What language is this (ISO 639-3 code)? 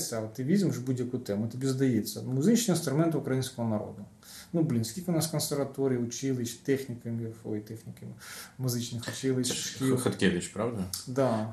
ukr